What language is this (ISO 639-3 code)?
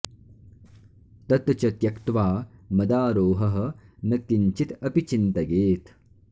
san